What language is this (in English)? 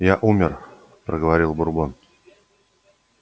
Russian